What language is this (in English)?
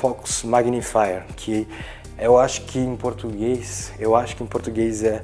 Portuguese